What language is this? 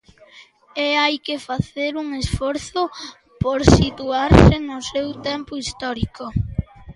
Galician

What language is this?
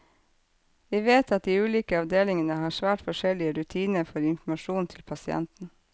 Norwegian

